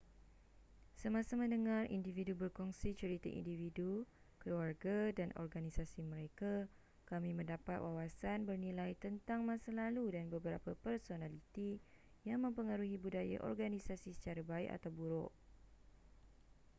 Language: Malay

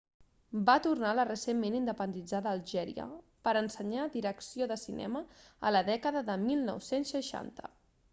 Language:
Catalan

